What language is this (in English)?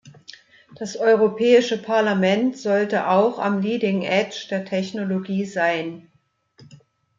German